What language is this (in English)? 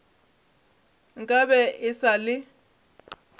Northern Sotho